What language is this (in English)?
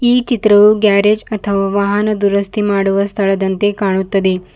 Kannada